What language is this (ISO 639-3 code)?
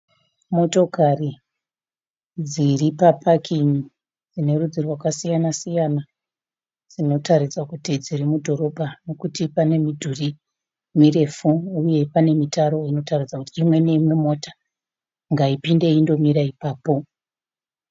sna